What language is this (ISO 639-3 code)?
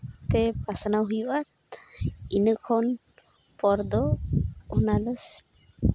sat